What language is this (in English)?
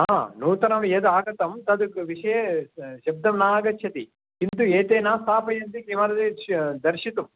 Sanskrit